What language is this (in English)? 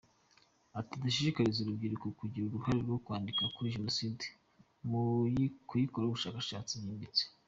Kinyarwanda